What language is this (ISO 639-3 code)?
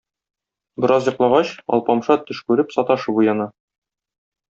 tat